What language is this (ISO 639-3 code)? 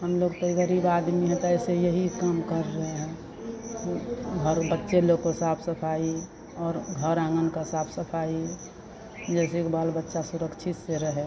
hin